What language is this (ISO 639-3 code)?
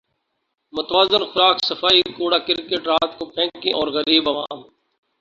urd